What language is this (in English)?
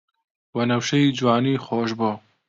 Central Kurdish